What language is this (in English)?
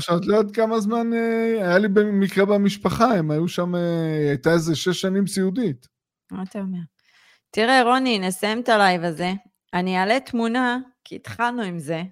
Hebrew